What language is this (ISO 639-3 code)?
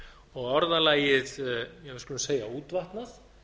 isl